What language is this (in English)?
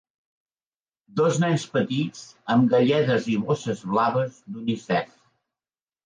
Catalan